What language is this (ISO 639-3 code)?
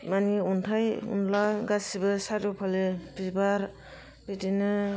brx